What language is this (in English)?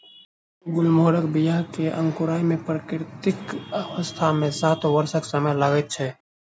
Maithili